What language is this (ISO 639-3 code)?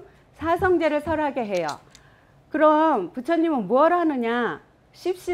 kor